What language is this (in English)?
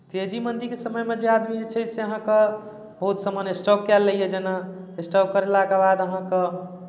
Maithili